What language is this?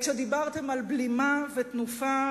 Hebrew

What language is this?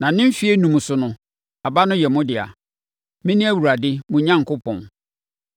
Akan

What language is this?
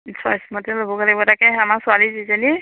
Assamese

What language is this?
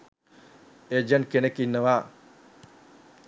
Sinhala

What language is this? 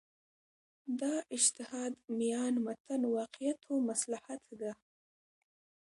Pashto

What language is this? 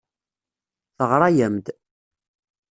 Kabyle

